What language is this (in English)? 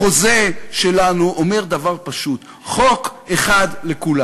Hebrew